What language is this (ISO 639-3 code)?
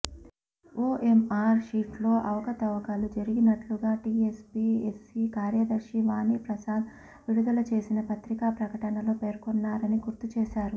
tel